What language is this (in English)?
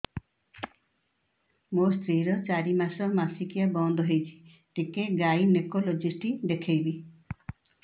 Odia